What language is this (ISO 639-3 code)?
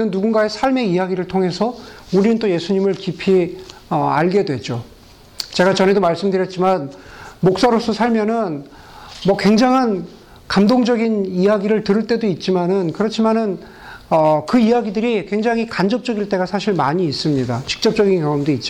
kor